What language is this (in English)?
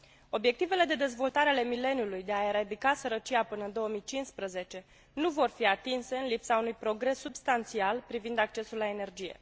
Romanian